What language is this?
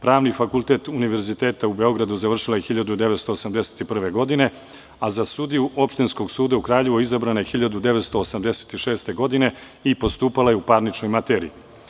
Serbian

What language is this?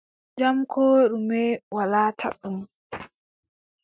Adamawa Fulfulde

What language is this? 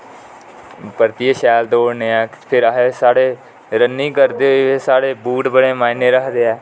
Dogri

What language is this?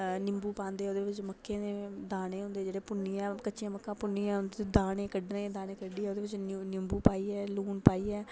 Dogri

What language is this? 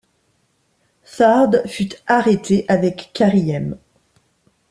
French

